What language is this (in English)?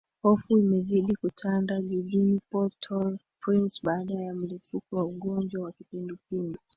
Swahili